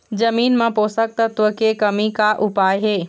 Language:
Chhattisgarhi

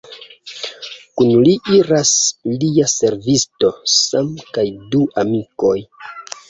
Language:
Esperanto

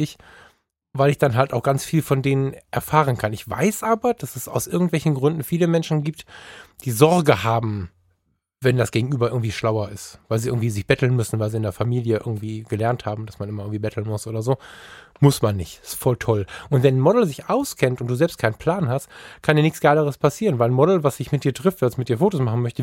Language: German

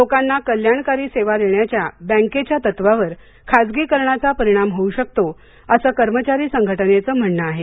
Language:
Marathi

